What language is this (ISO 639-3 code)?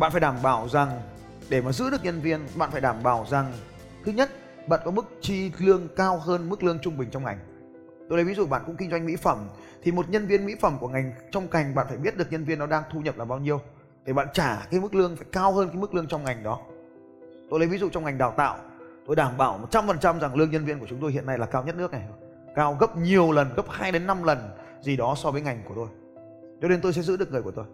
vie